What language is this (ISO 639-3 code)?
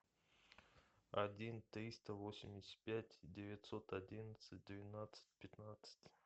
rus